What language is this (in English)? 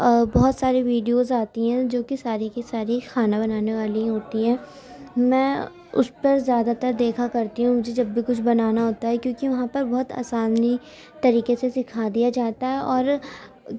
Urdu